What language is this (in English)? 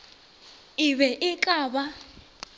Northern Sotho